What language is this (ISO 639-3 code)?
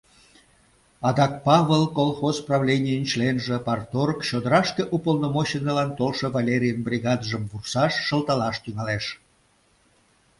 chm